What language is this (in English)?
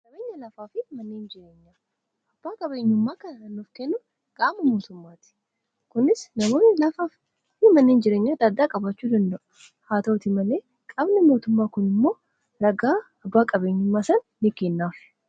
Oromo